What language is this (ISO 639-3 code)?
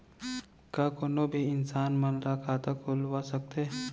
hne